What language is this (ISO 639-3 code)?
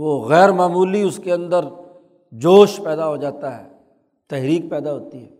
urd